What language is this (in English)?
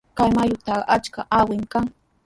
Sihuas Ancash Quechua